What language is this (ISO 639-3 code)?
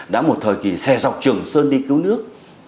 vie